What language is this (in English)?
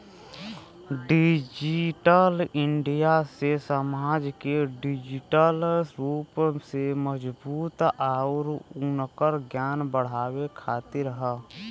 Bhojpuri